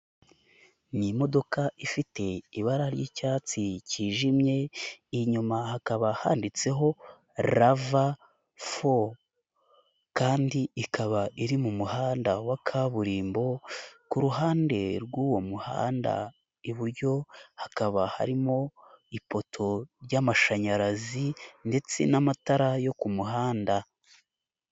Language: Kinyarwanda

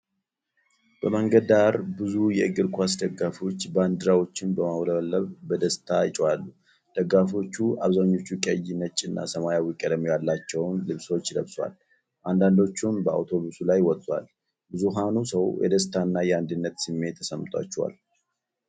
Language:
Amharic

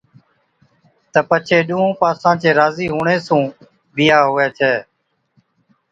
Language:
Od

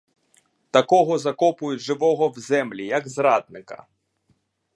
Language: Ukrainian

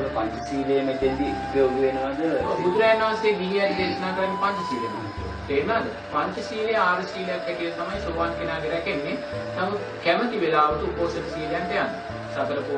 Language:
Sinhala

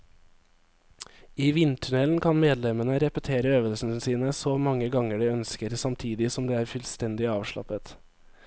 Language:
Norwegian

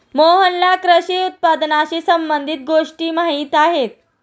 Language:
Marathi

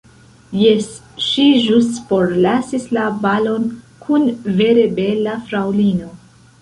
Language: Esperanto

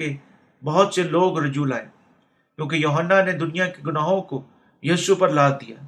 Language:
Urdu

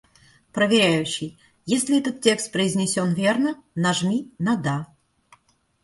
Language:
Russian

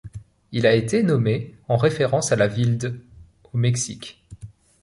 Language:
French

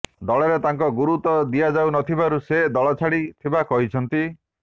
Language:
Odia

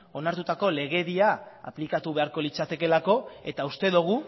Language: Basque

